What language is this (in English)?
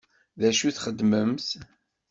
Kabyle